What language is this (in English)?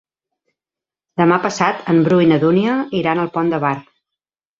Catalan